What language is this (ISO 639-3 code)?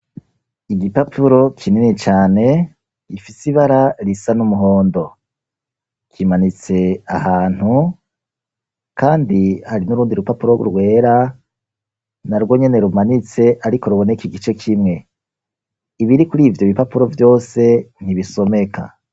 run